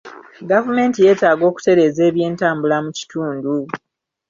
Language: Ganda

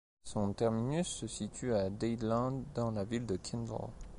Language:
French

